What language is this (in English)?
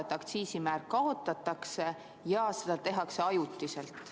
Estonian